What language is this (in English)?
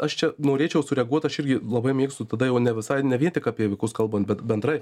Lithuanian